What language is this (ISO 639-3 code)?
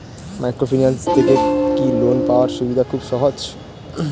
ben